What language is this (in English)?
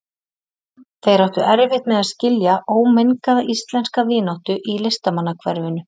Icelandic